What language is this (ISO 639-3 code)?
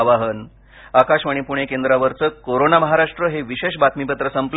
mar